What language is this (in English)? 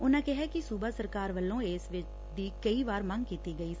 Punjabi